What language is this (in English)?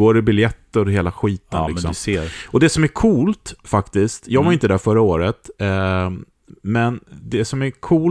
Swedish